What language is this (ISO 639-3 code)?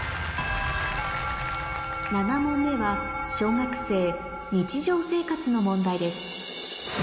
jpn